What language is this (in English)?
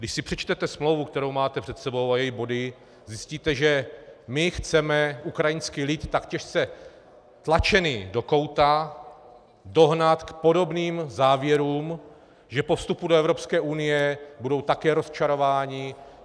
Czech